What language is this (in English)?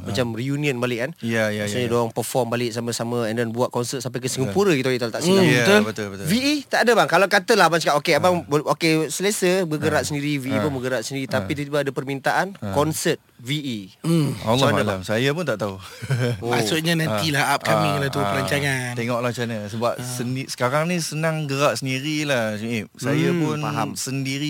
Malay